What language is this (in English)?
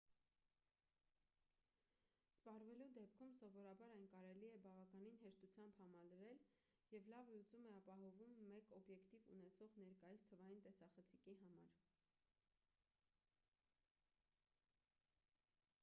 Armenian